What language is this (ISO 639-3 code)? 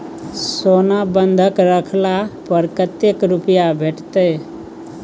mai